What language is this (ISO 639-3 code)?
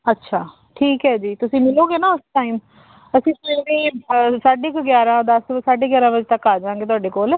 pan